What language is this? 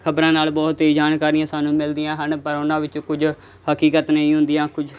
Punjabi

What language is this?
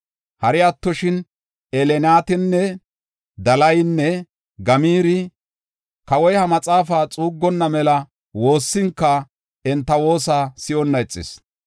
Gofa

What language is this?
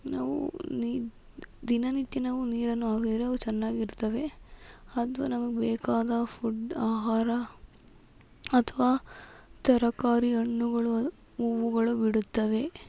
Kannada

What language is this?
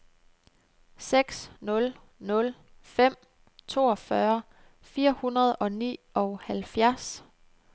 Danish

